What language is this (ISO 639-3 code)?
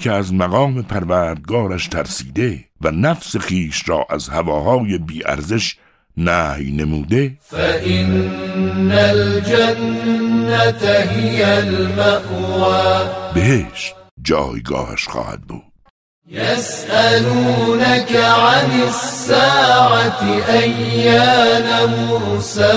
fas